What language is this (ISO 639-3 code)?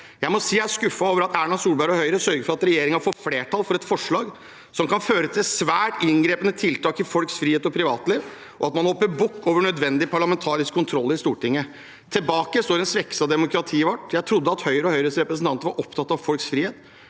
nor